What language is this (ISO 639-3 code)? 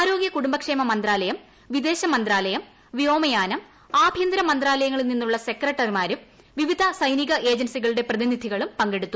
mal